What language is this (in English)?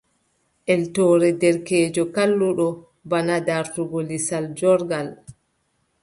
Adamawa Fulfulde